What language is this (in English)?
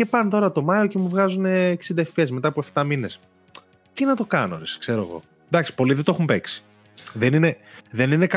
Greek